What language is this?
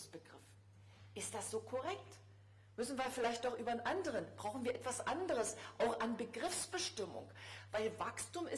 German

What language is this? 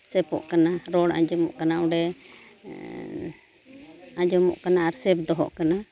Santali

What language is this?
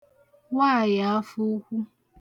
Igbo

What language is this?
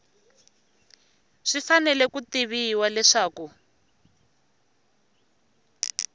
Tsonga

